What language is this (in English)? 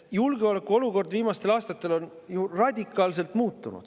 Estonian